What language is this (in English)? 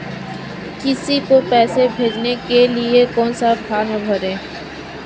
Hindi